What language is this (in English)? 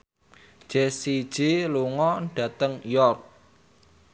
Javanese